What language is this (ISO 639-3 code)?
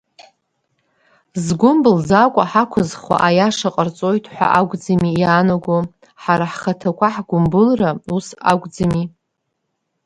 abk